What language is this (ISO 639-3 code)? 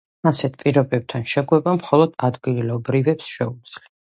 kat